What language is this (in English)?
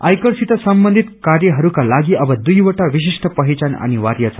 Nepali